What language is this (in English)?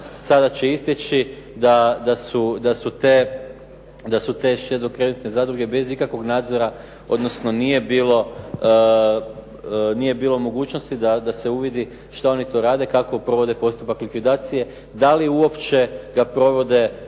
Croatian